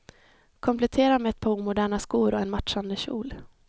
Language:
Swedish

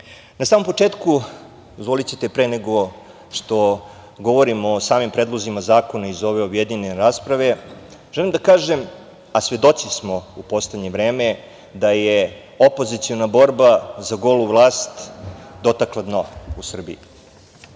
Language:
Serbian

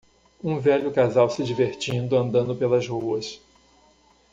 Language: Portuguese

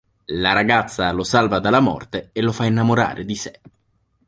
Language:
Italian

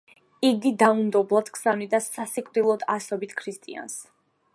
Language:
Georgian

